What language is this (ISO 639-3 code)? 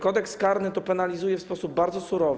pol